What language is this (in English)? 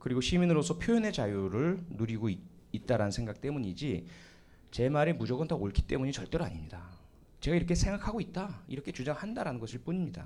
Korean